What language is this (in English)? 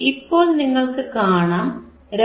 Malayalam